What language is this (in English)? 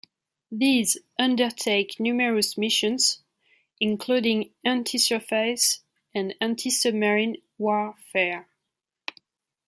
English